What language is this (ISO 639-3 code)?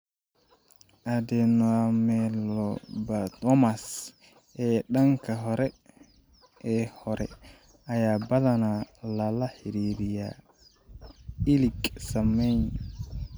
som